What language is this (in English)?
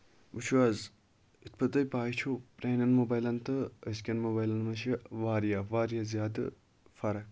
Kashmiri